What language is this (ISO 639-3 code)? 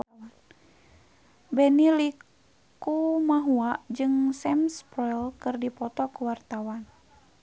sun